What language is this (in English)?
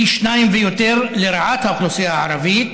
Hebrew